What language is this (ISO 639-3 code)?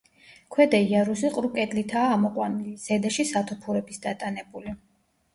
kat